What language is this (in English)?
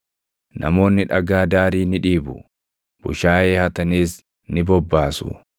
Oromo